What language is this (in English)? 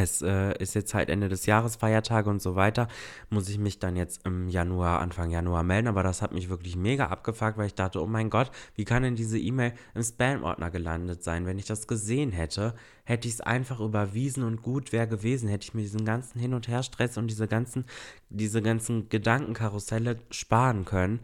German